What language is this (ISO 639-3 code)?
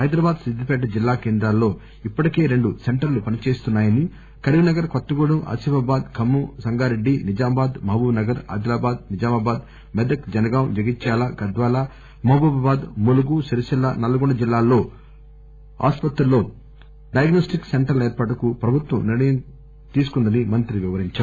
tel